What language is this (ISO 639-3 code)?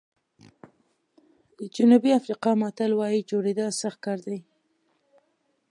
pus